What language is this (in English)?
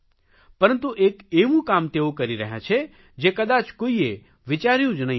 Gujarati